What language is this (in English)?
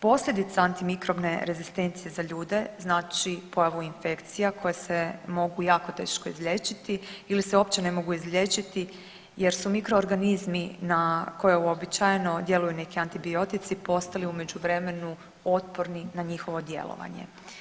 Croatian